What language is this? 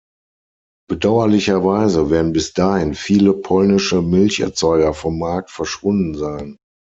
German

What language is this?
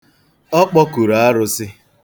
Igbo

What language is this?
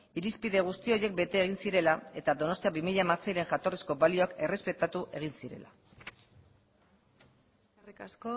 Basque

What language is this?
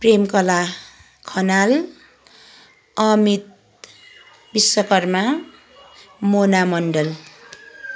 Nepali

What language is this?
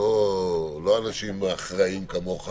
Hebrew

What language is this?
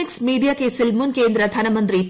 Malayalam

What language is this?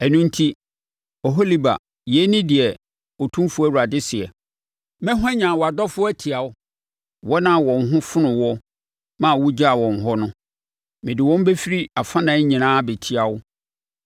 Akan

